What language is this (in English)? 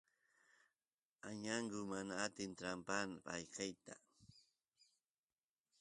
Santiago del Estero Quichua